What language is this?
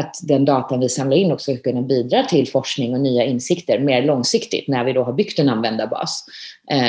Swedish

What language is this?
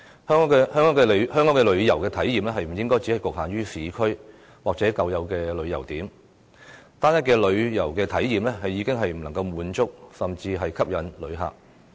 Cantonese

